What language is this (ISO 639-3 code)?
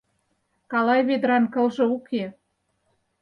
chm